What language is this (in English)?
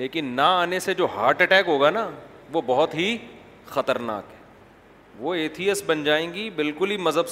Urdu